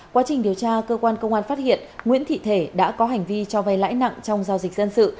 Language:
Vietnamese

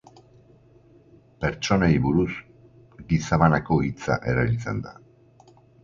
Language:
Basque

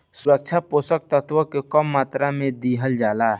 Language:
Bhojpuri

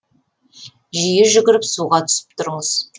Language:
Kazakh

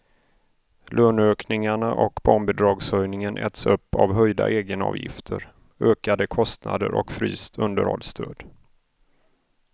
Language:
Swedish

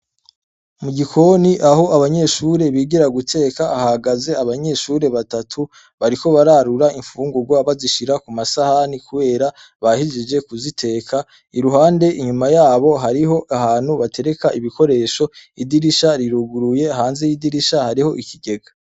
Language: Rundi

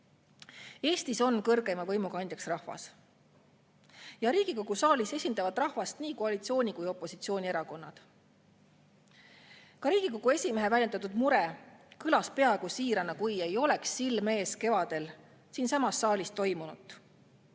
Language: Estonian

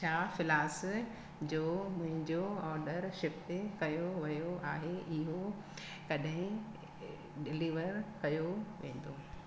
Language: Sindhi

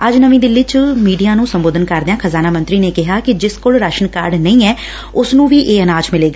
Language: Punjabi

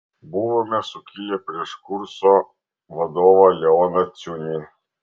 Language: Lithuanian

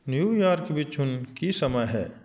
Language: Punjabi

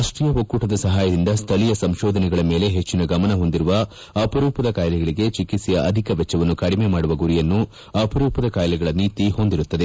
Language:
Kannada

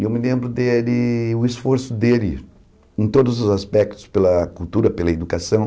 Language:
Portuguese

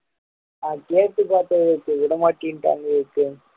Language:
Tamil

